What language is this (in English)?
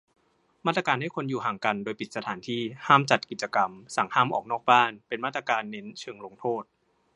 Thai